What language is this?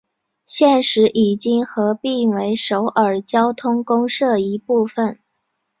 Chinese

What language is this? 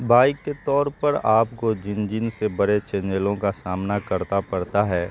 Urdu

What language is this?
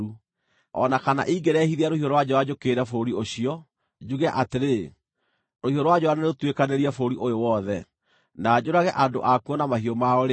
Kikuyu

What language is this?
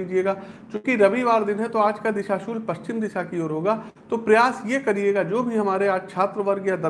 Hindi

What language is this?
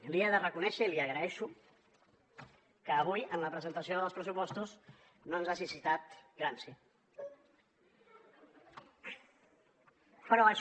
Catalan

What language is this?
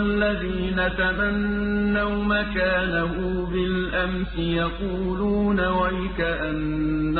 Arabic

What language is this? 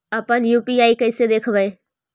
Magahi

